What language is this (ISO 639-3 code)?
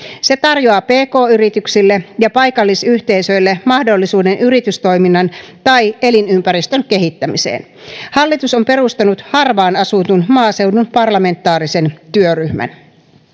fin